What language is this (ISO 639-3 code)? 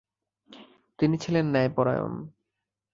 ben